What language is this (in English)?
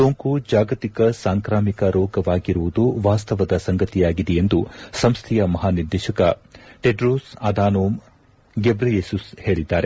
Kannada